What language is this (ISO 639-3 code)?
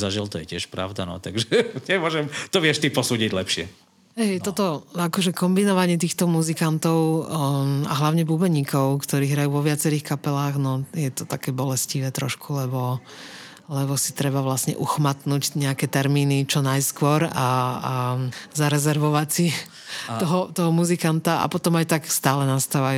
slk